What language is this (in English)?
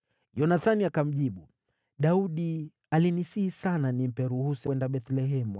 Swahili